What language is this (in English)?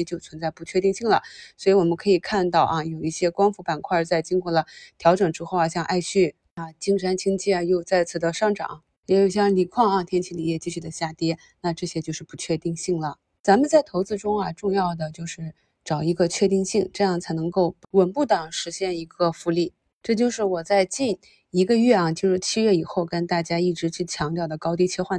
Chinese